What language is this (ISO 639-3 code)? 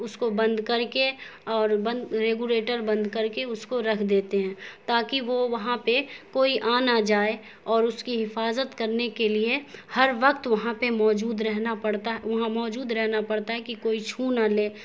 urd